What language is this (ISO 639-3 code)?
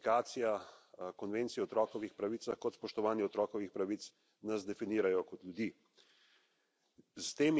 slv